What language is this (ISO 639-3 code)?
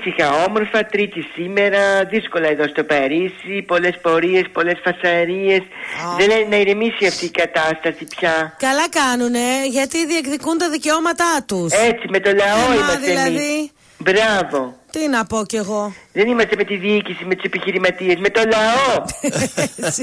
ell